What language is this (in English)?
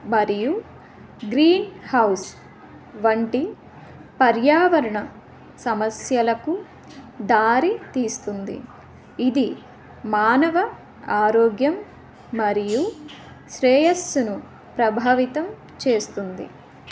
Telugu